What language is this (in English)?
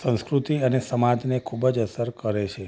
Gujarati